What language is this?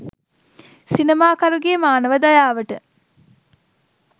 Sinhala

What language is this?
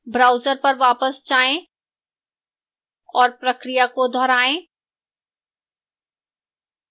Hindi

